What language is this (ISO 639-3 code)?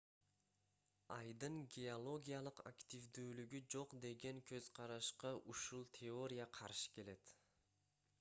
kir